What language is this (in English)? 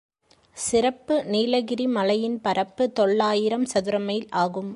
Tamil